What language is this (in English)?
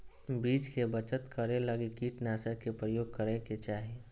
Magahi